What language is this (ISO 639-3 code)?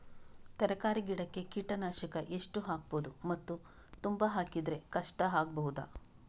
kan